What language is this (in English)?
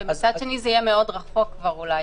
Hebrew